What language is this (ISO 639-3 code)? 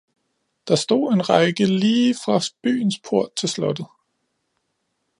dan